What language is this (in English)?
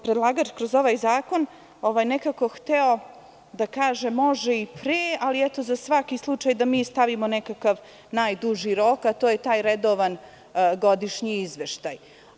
Serbian